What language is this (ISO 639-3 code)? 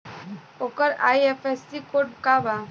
bho